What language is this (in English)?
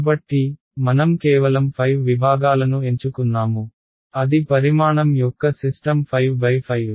Telugu